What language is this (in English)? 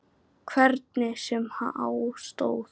Icelandic